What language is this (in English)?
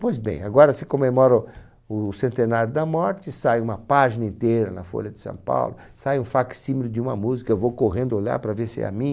Portuguese